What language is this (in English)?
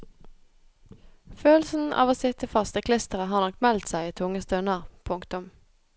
Norwegian